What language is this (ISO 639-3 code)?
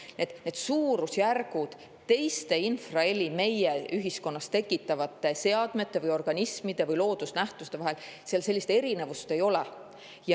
est